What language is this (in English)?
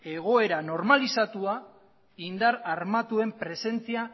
Basque